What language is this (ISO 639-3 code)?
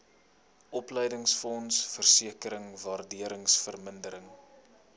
afr